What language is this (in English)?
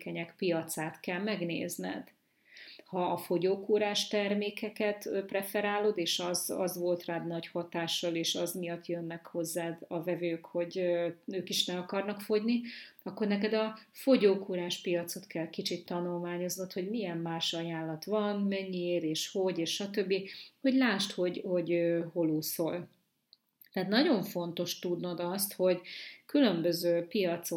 Hungarian